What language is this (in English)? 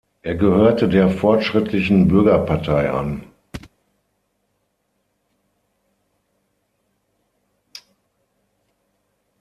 German